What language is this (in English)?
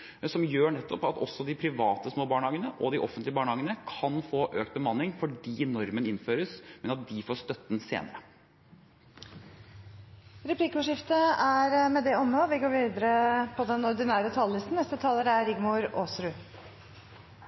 Norwegian